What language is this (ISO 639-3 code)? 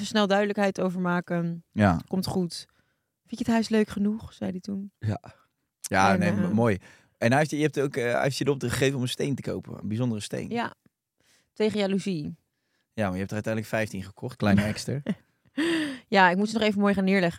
nld